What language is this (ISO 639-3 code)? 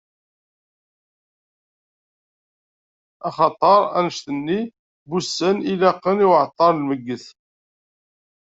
kab